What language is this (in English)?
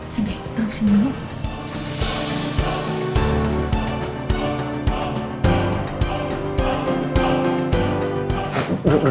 Indonesian